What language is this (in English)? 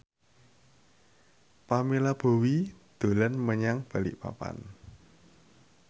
Javanese